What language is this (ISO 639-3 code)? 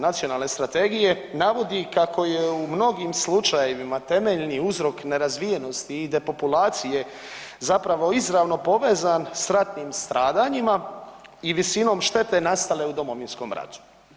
hrv